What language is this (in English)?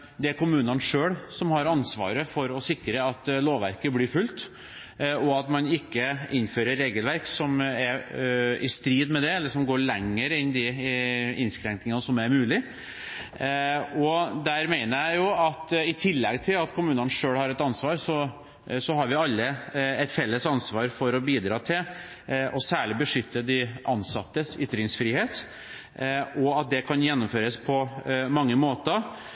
Norwegian Bokmål